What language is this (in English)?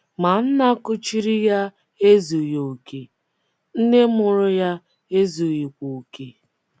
Igbo